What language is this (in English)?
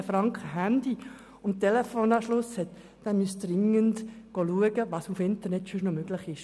Swiss German